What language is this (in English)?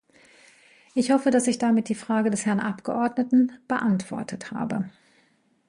German